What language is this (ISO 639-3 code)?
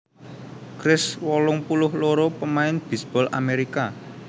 jav